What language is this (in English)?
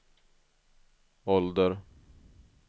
Swedish